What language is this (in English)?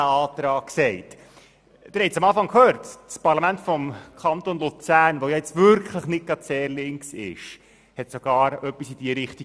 Swiss German